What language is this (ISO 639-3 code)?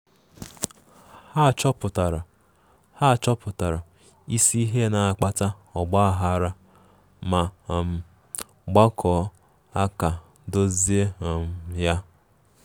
ibo